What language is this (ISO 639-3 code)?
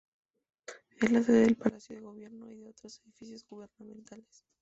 spa